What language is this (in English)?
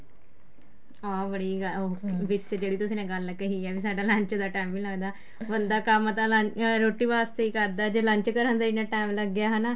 Punjabi